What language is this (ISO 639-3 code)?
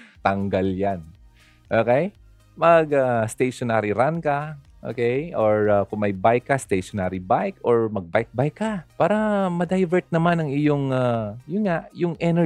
fil